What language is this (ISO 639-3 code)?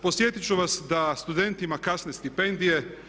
hrv